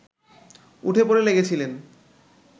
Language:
Bangla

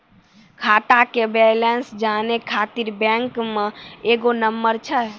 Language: Maithili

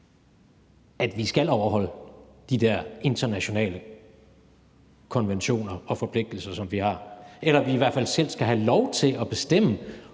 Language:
Danish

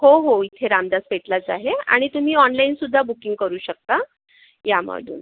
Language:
Marathi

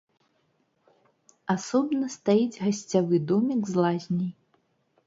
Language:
Belarusian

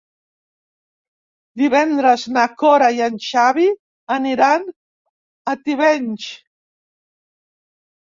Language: Catalan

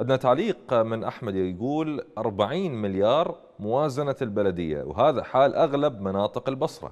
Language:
Arabic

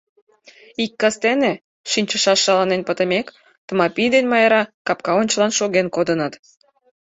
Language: Mari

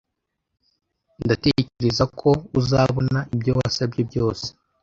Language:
Kinyarwanda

